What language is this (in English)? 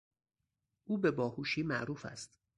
Persian